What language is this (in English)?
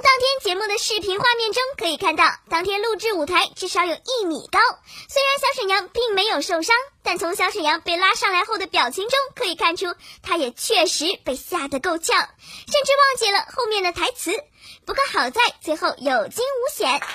Chinese